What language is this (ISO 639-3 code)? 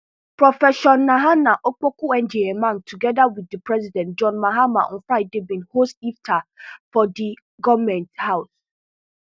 pcm